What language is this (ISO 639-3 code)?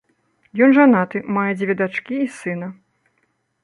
bel